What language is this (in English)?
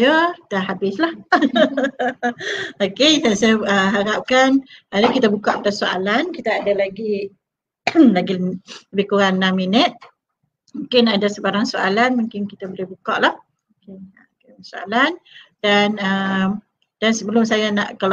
Malay